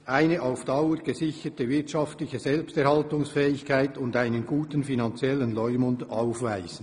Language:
Swiss German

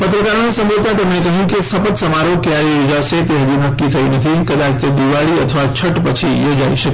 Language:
Gujarati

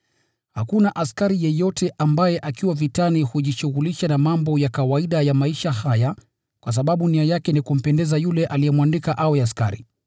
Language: Swahili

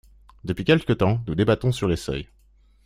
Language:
French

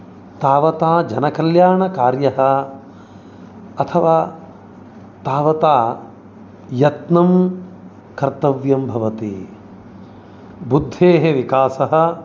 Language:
Sanskrit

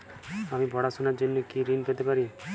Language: Bangla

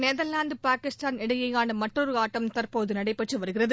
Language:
Tamil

